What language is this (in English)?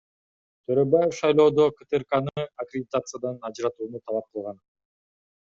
Kyrgyz